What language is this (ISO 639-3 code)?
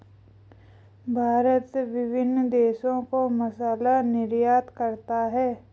hin